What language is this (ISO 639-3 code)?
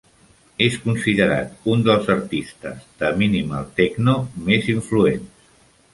cat